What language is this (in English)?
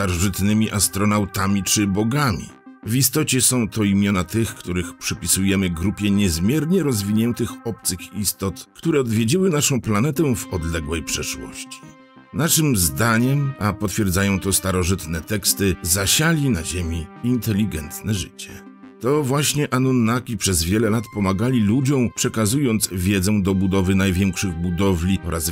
Polish